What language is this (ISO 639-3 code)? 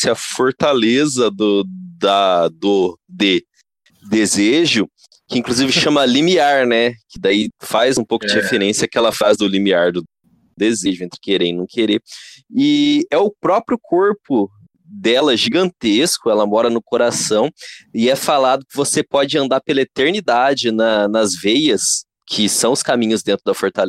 por